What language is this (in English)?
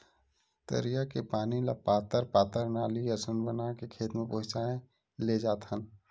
Chhattisgarhi